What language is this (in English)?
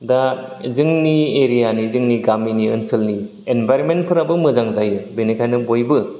Bodo